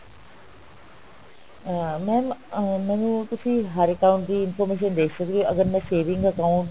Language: Punjabi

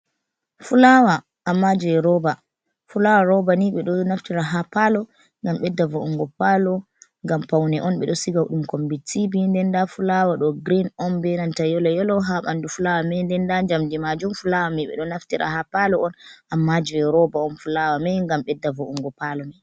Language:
Fula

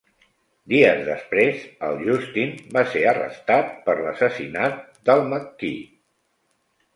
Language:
Catalan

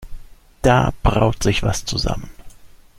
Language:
German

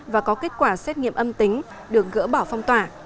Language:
Vietnamese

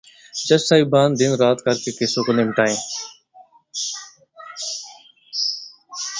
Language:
Urdu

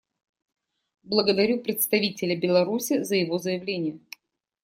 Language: Russian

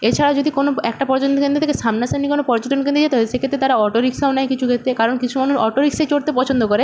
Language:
Bangla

